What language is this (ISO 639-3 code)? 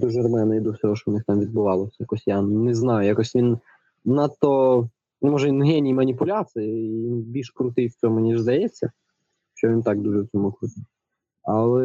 ukr